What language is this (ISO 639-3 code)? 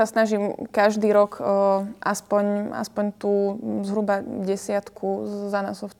slk